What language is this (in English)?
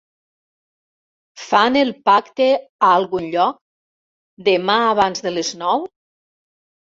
Catalan